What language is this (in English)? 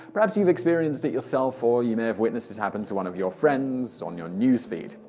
English